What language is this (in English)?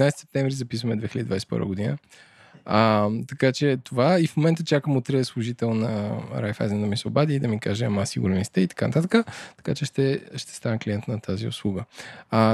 Bulgarian